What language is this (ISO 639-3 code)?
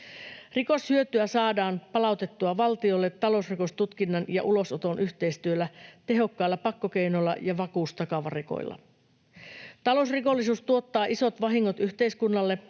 fin